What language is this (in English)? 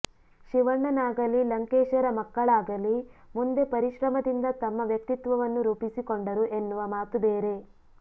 Kannada